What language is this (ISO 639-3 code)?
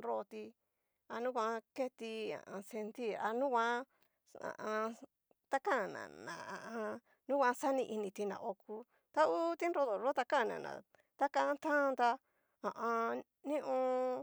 miu